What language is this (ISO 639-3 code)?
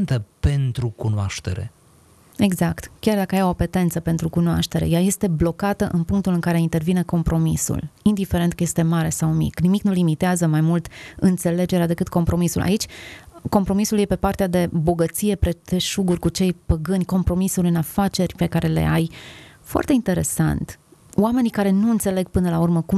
ron